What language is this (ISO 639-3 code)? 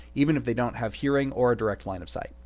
eng